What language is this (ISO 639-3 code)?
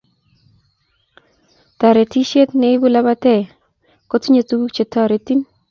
kln